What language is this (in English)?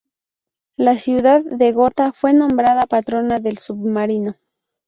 Spanish